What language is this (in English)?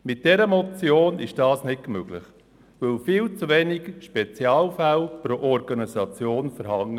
Swiss German